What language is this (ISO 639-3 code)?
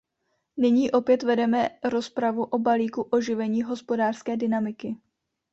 ces